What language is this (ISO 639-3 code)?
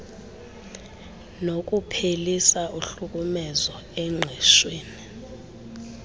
xho